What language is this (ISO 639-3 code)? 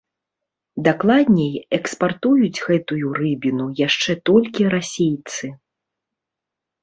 bel